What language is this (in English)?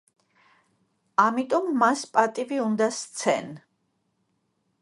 Georgian